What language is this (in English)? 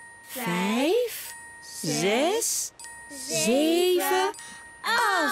Dutch